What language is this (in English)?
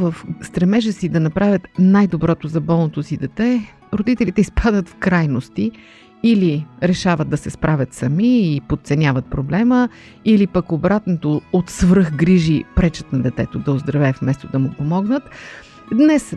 Bulgarian